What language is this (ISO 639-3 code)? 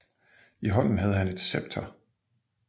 dan